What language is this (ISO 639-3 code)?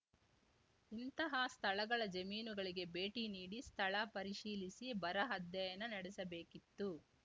kan